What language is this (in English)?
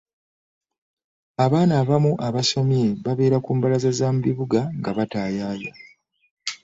Ganda